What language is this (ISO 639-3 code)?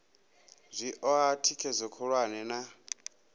ven